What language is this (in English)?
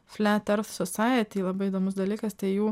Lithuanian